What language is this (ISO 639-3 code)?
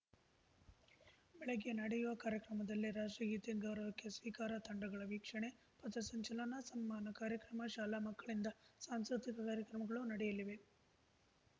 kan